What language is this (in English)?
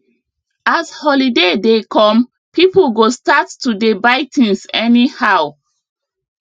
Nigerian Pidgin